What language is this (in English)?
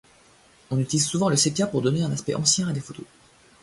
French